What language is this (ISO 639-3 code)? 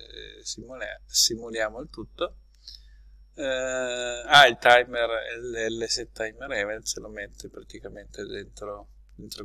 ita